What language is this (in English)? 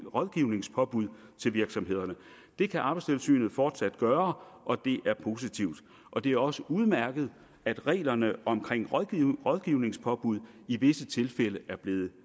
Danish